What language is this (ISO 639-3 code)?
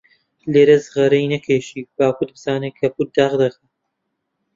ckb